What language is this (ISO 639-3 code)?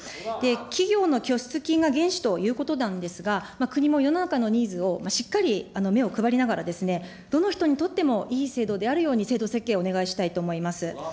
jpn